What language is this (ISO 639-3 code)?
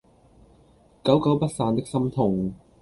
yue